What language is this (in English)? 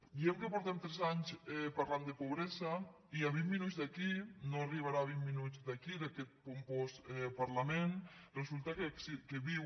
Catalan